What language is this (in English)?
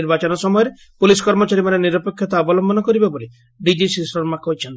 Odia